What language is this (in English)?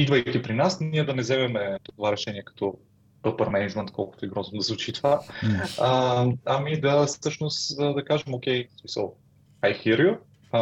Bulgarian